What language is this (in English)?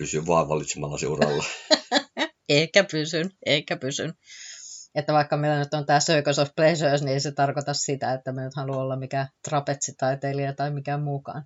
Finnish